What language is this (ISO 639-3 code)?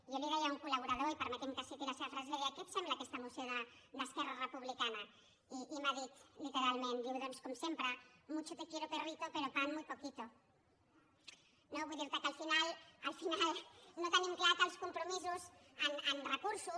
cat